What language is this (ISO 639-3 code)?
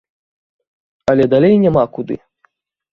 bel